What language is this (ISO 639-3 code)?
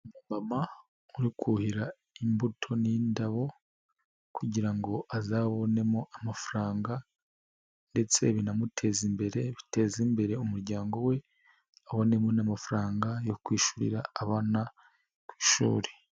kin